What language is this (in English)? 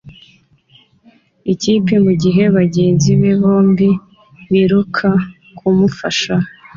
Kinyarwanda